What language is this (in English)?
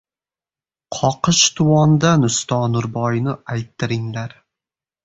Uzbek